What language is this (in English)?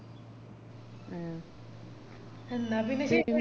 Malayalam